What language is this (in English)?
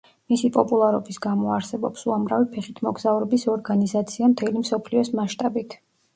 Georgian